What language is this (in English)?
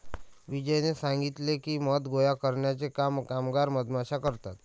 Marathi